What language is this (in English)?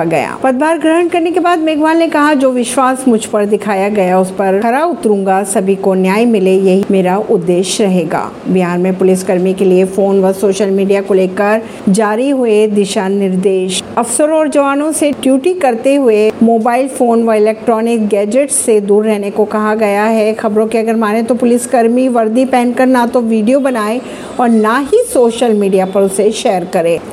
Hindi